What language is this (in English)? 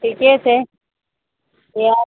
Maithili